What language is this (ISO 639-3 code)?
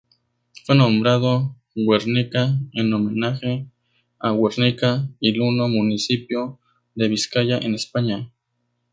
spa